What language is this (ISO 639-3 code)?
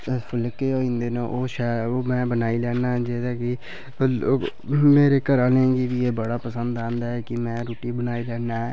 doi